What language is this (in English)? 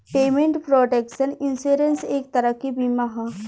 Bhojpuri